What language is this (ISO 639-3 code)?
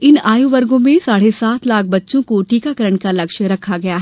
hin